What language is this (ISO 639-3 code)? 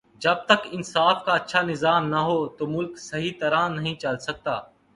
urd